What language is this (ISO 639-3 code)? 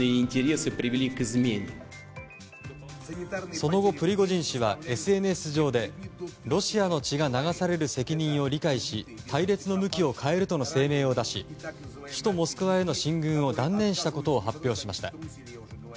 jpn